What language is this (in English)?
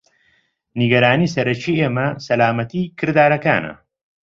Central Kurdish